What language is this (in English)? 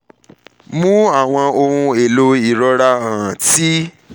Yoruba